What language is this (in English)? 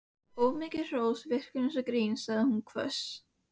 Icelandic